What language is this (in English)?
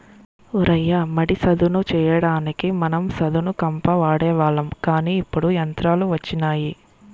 Telugu